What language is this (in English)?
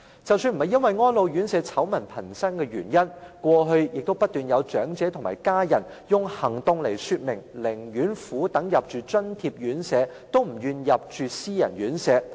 Cantonese